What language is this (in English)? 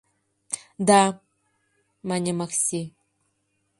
Mari